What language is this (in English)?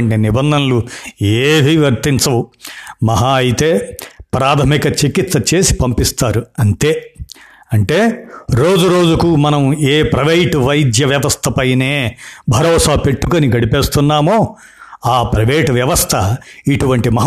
Telugu